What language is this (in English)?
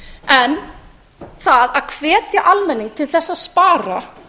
Icelandic